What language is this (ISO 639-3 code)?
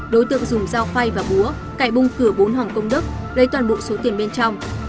vie